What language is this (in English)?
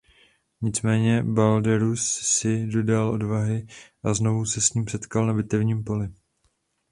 Czech